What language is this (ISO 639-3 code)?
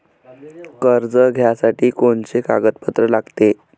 mar